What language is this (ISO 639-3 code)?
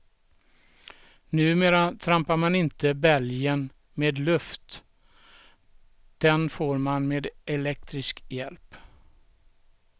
swe